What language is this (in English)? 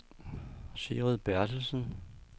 Danish